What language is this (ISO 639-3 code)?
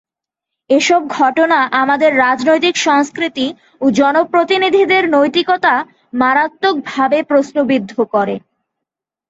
ben